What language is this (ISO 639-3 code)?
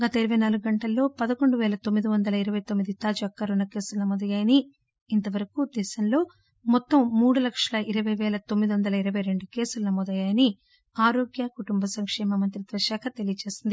tel